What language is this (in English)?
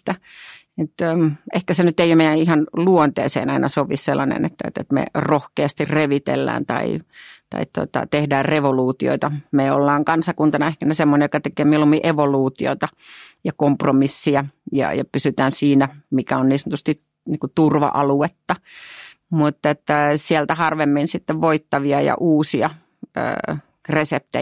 Finnish